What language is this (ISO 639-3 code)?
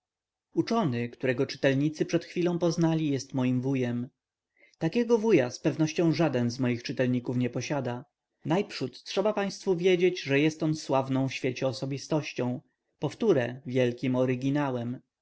pol